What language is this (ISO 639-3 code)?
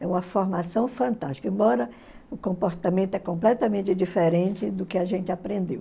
por